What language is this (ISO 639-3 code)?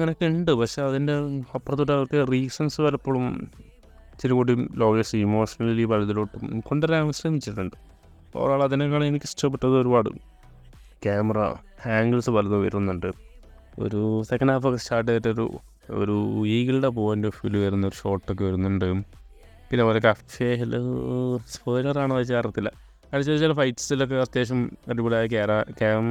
mal